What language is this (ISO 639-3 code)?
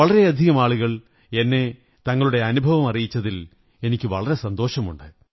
mal